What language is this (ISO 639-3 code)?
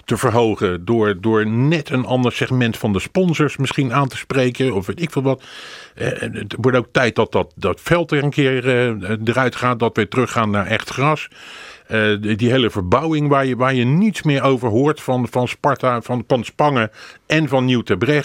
nld